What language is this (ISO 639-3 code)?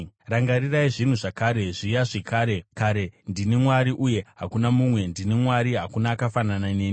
sna